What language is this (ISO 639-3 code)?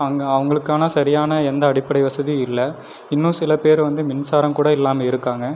tam